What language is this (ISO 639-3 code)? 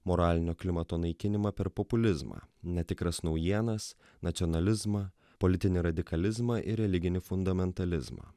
lit